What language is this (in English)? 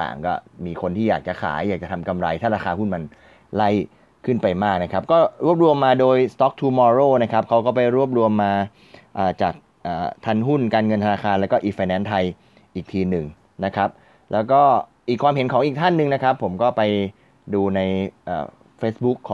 Thai